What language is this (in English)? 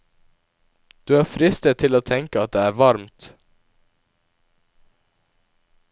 Norwegian